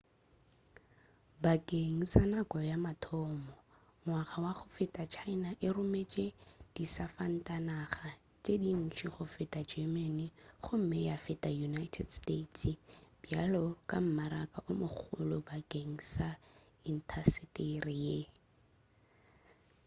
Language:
Northern Sotho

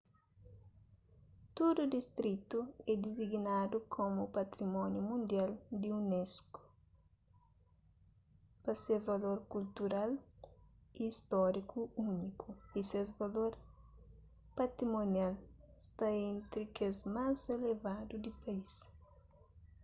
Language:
Kabuverdianu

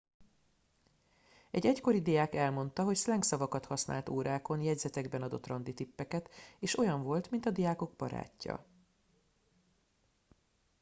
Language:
Hungarian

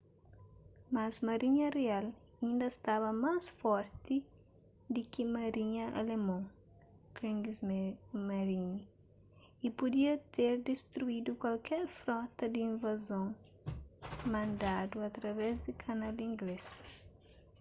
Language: Kabuverdianu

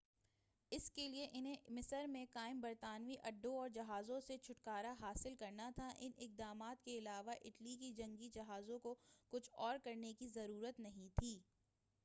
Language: Urdu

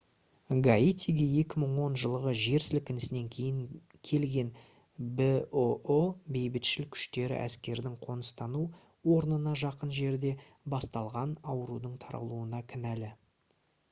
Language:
Kazakh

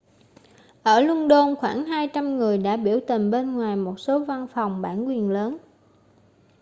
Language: Vietnamese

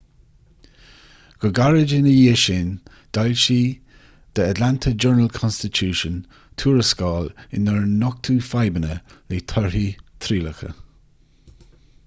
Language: Irish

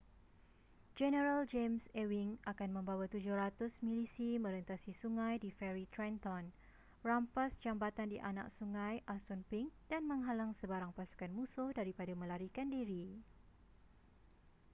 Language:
Malay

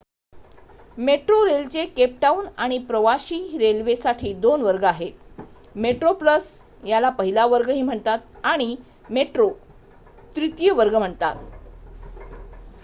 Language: Marathi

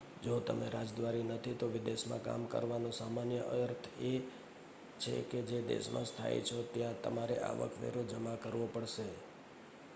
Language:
Gujarati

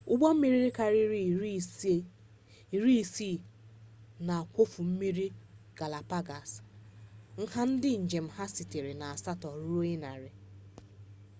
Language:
Igbo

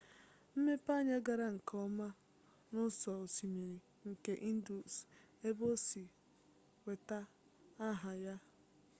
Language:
Igbo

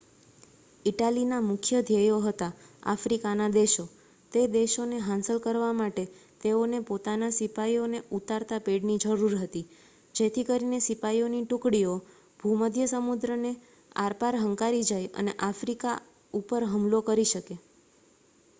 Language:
Gujarati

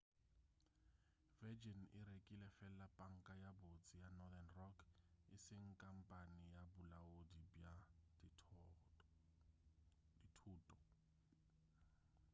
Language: Northern Sotho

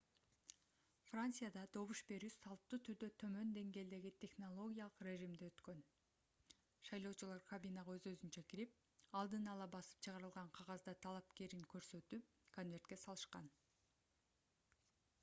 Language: Kyrgyz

